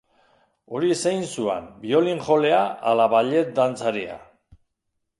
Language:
Basque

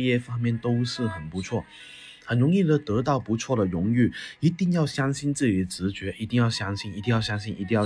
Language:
Chinese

